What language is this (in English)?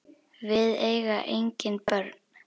Icelandic